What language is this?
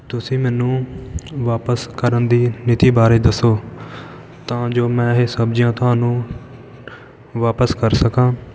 Punjabi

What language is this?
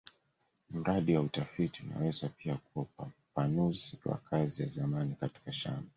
Swahili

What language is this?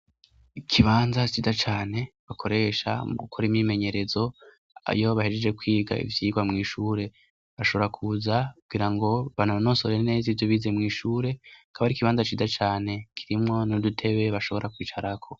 Rundi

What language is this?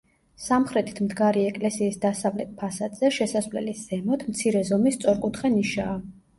Georgian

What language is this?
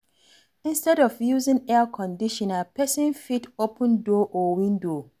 Nigerian Pidgin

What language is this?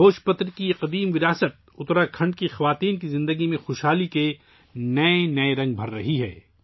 Urdu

